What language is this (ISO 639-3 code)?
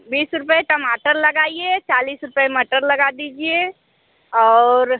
hin